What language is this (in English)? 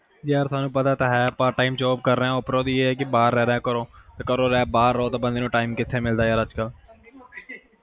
Punjabi